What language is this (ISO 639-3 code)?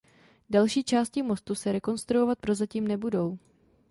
ces